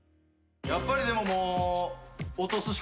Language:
Japanese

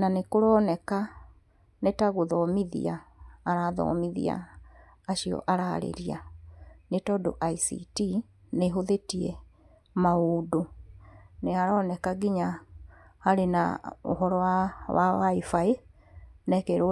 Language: Kikuyu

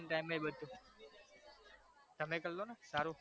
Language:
Gujarati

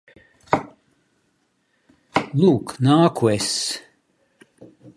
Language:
Latvian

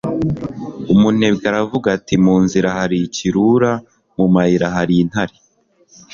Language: Kinyarwanda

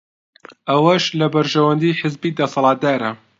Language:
Central Kurdish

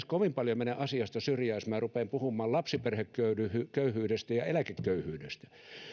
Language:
Finnish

